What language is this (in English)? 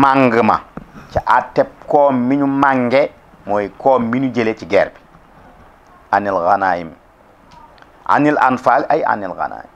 Indonesian